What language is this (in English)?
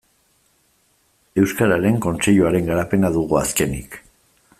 Basque